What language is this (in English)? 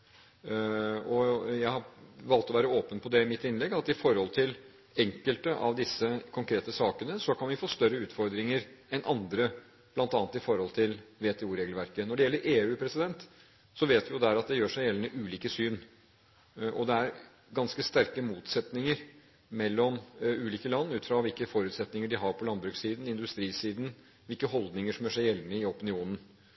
Norwegian Bokmål